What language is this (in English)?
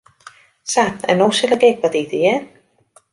Western Frisian